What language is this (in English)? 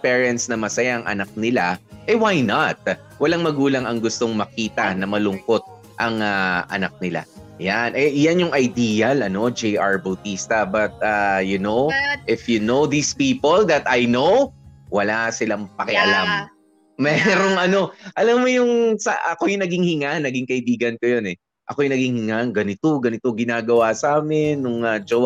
Filipino